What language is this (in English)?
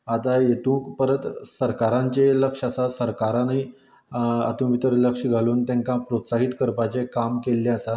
Konkani